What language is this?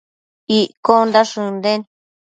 Matsés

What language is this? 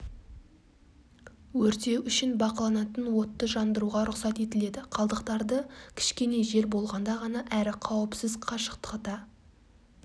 Kazakh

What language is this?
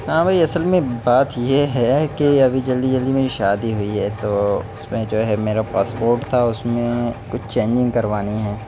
Urdu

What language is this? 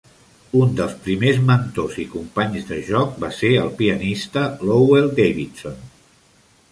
Catalan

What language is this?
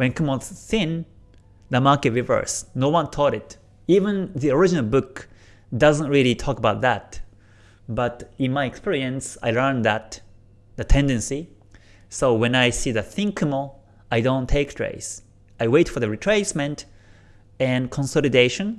English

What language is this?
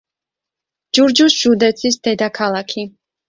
Georgian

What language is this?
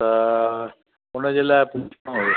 Sindhi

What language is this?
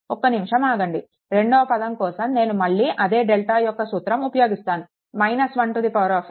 Telugu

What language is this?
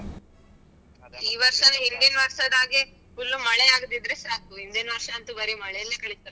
Kannada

